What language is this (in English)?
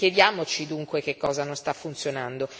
Italian